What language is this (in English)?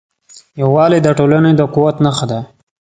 Pashto